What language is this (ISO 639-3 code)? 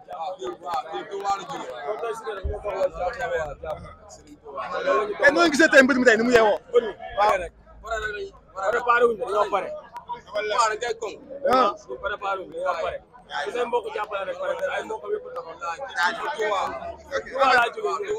ara